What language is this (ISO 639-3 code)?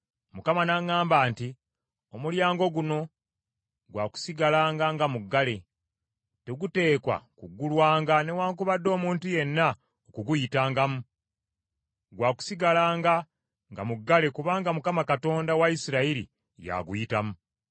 lug